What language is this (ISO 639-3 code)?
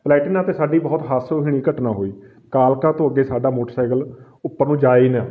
pan